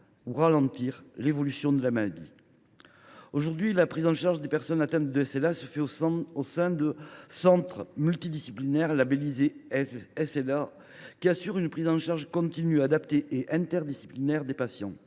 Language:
French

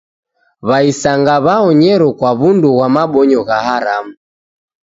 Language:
Taita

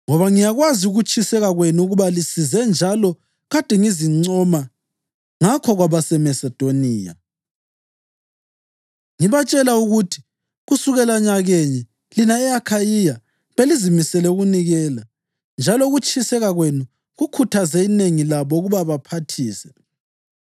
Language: North Ndebele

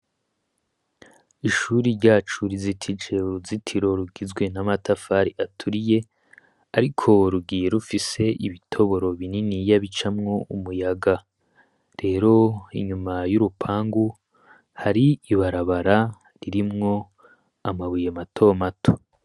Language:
Rundi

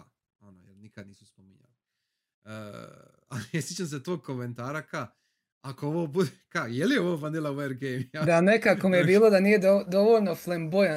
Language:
Croatian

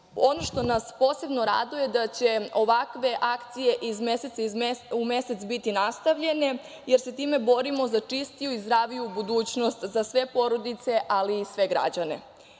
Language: Serbian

